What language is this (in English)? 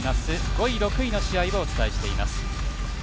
Japanese